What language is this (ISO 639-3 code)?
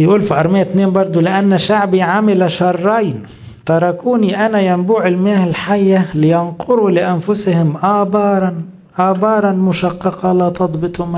ara